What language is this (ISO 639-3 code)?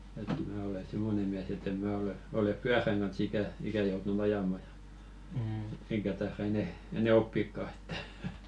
fin